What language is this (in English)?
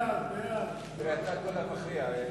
Hebrew